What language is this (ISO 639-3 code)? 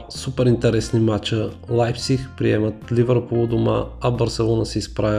bul